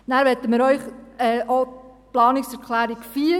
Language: Swiss German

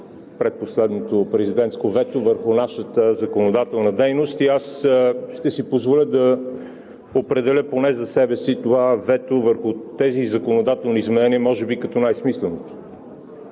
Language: Bulgarian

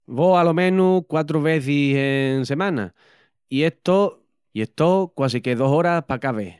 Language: Extremaduran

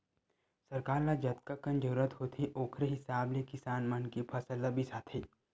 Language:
Chhattisgarhi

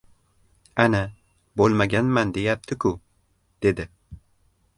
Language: Uzbek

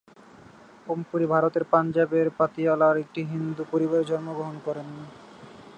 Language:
Bangla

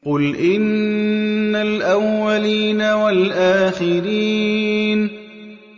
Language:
Arabic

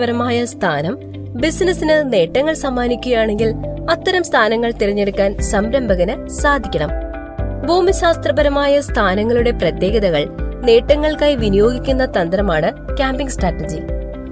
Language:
Malayalam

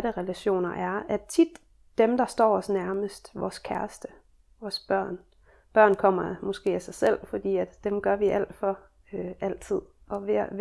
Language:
Danish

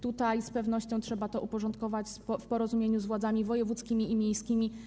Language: Polish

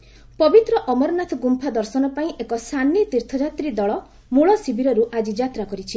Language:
Odia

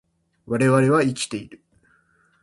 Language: Japanese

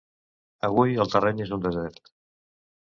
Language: Catalan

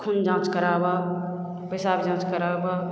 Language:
Maithili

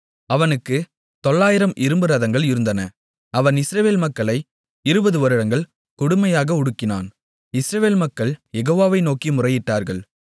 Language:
Tamil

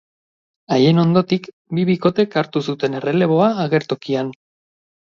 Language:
Basque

